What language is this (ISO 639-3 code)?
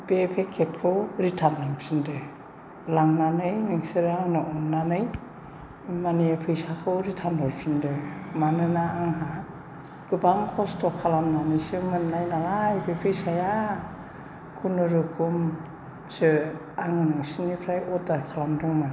brx